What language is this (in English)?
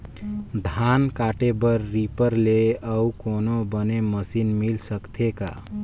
Chhattisgarhi